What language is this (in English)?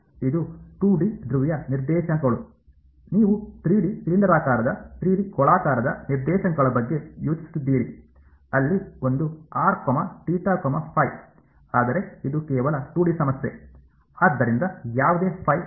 Kannada